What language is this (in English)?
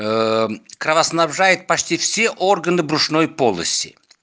Russian